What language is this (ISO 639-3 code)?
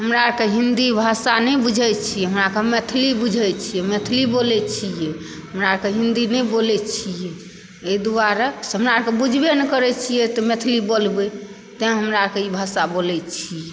mai